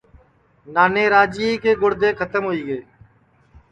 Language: Sansi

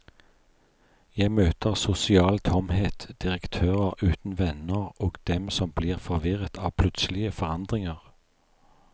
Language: Norwegian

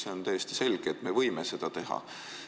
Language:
Estonian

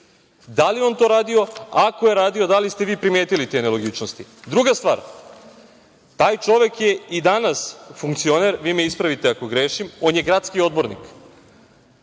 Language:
Serbian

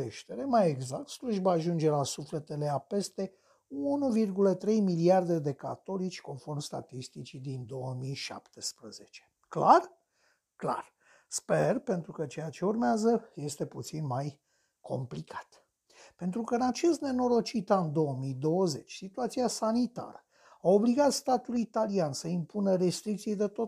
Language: Romanian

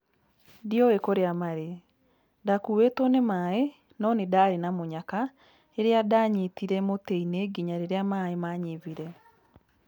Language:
Kikuyu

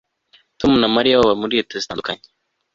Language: Kinyarwanda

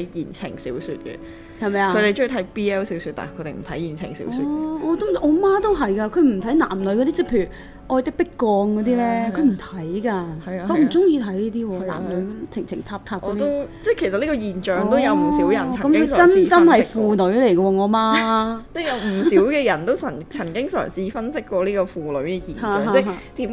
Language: Chinese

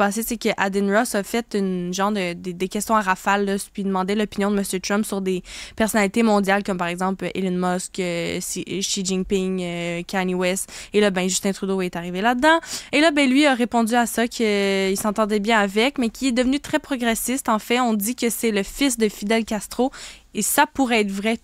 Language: French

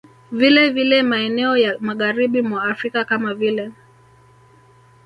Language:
Swahili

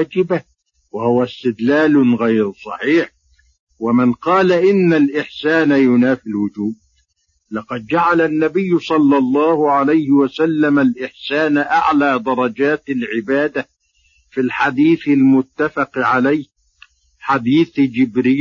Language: Arabic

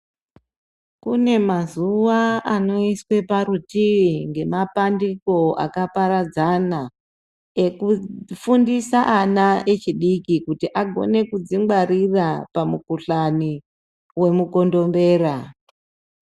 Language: Ndau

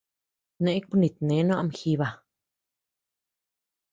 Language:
Tepeuxila Cuicatec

